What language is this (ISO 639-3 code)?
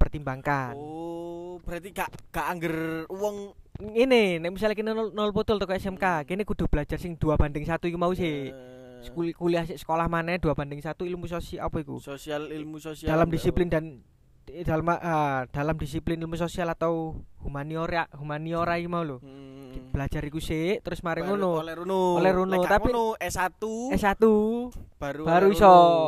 ind